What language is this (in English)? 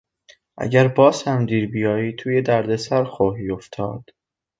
Persian